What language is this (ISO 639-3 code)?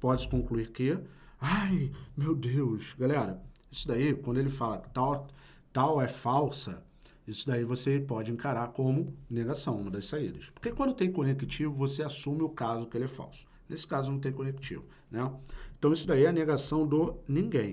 por